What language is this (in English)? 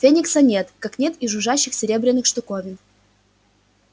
Russian